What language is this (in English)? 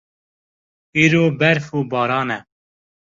Kurdish